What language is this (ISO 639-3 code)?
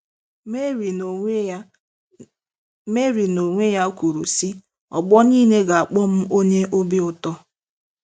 ibo